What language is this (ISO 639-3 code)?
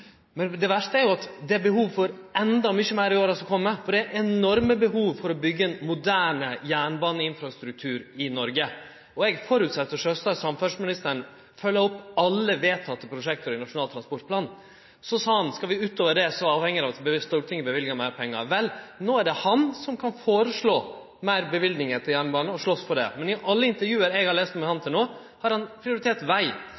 nno